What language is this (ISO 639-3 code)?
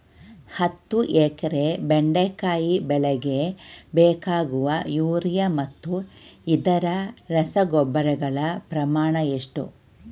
kan